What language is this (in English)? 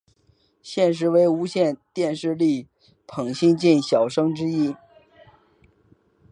Chinese